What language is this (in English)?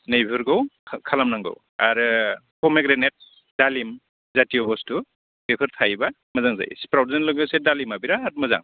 Bodo